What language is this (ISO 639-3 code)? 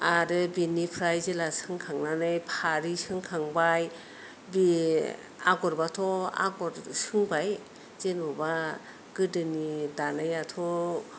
brx